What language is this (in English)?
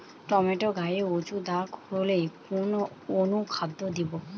Bangla